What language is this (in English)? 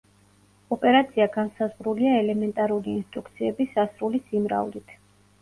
Georgian